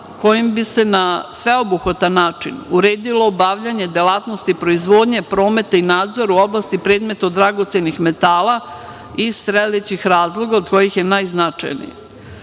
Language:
Serbian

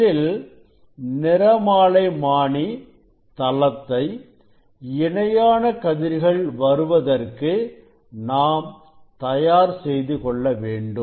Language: Tamil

